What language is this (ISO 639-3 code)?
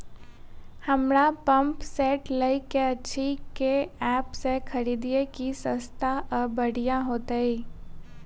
mai